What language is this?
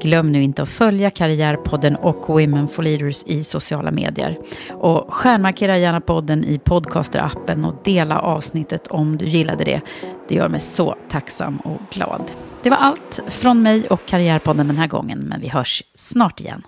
Swedish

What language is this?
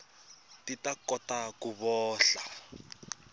Tsonga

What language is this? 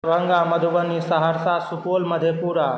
Maithili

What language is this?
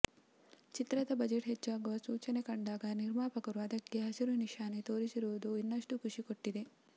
Kannada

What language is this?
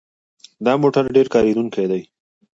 Pashto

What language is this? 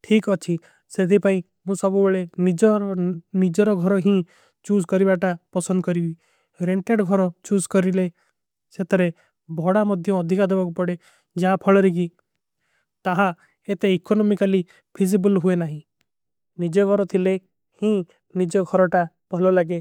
Kui (India)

